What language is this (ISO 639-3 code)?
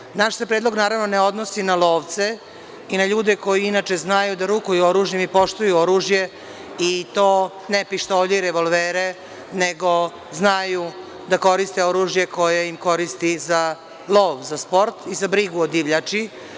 srp